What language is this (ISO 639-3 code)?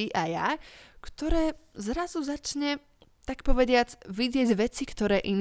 slk